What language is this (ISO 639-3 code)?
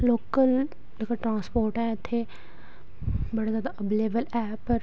doi